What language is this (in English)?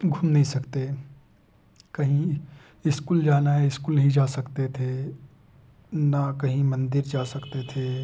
Hindi